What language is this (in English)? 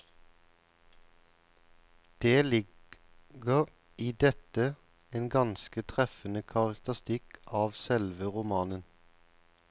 Norwegian